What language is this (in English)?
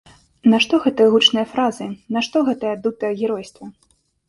Belarusian